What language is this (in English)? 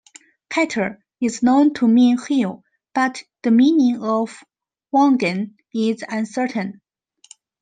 English